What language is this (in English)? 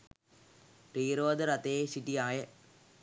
Sinhala